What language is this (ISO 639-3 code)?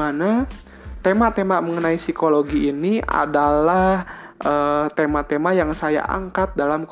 ind